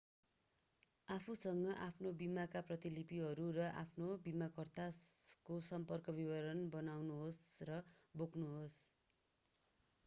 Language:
Nepali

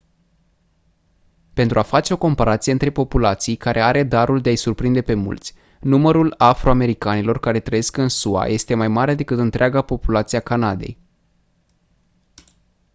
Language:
Romanian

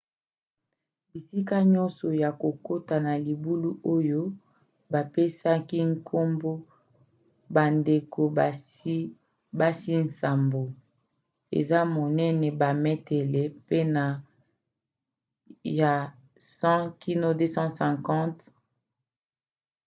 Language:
Lingala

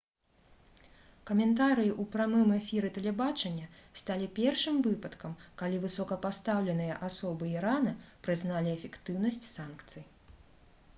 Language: Belarusian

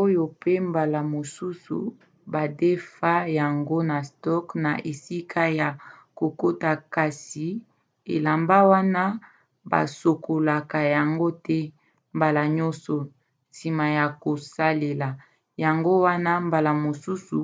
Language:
Lingala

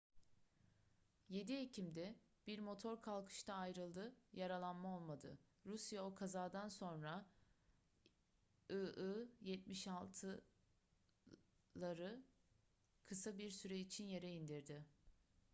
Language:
Turkish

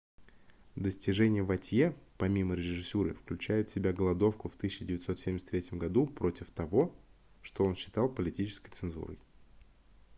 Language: Russian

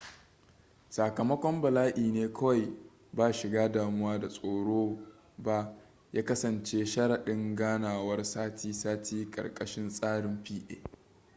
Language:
Hausa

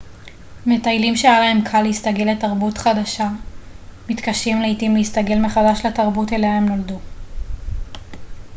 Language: Hebrew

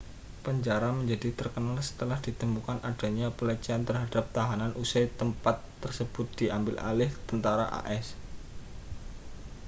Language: Indonesian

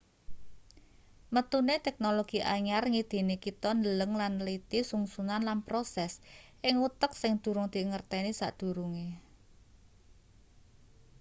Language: Javanese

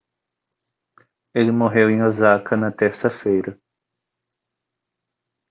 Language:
Portuguese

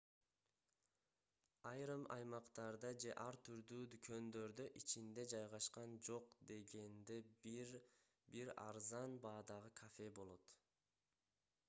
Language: Kyrgyz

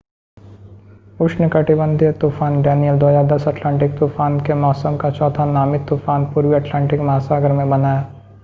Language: Hindi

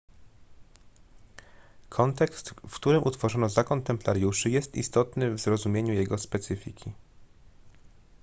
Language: Polish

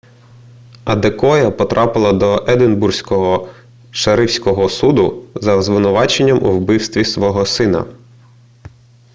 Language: Ukrainian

